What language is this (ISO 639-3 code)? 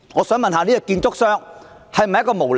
yue